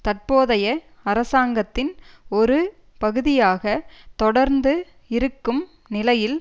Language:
Tamil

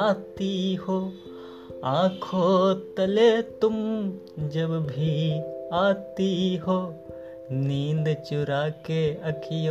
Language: Hindi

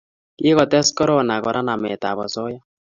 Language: Kalenjin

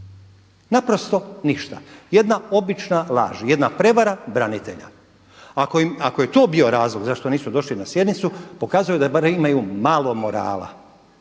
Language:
Croatian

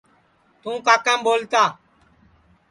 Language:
Sansi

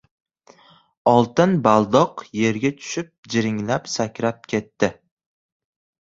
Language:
Uzbek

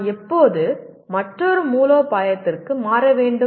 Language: Tamil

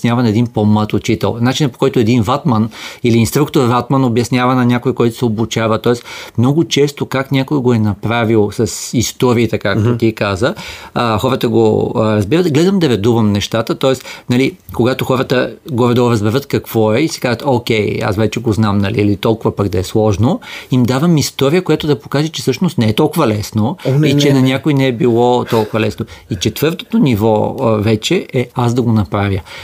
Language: Bulgarian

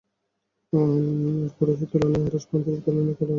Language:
Bangla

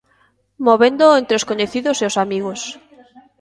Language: Galician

